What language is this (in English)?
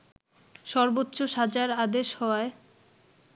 Bangla